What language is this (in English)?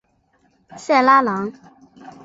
Chinese